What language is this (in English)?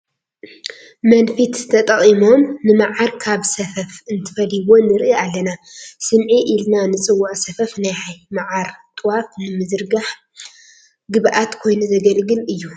Tigrinya